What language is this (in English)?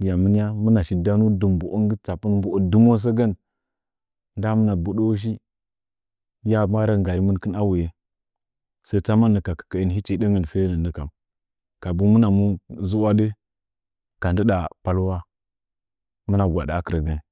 Nzanyi